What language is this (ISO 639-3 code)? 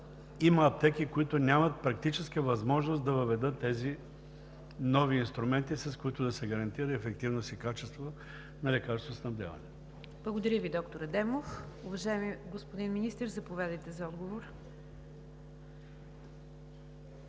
bul